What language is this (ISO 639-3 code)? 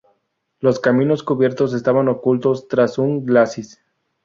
spa